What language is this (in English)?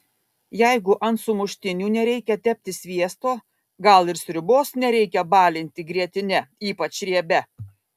Lithuanian